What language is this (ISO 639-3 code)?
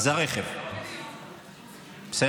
heb